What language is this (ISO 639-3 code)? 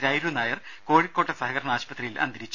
mal